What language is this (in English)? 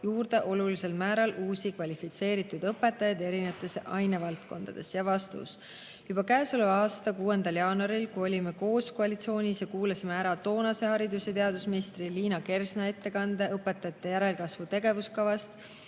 Estonian